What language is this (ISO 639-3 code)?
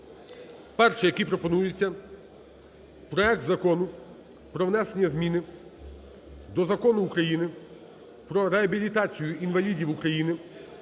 ukr